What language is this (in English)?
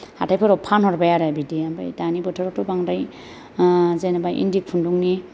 Bodo